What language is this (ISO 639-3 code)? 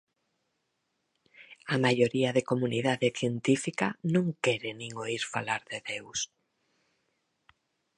glg